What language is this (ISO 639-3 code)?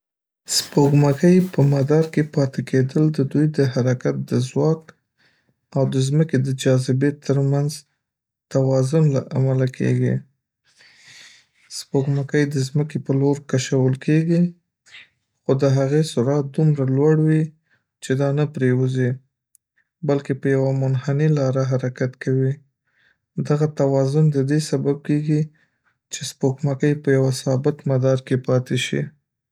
pus